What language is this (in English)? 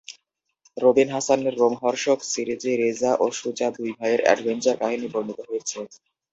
Bangla